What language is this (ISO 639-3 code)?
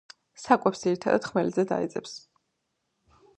kat